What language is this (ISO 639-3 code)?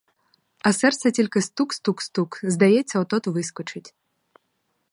ukr